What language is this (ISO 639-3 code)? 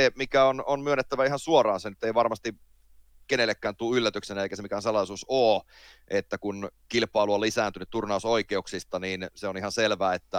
fin